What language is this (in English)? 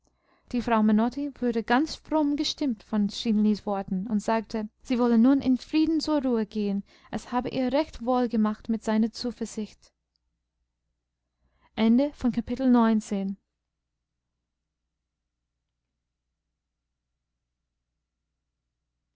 German